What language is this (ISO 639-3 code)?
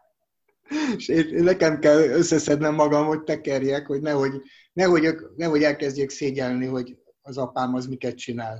hun